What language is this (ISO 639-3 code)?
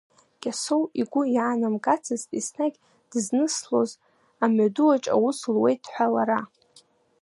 abk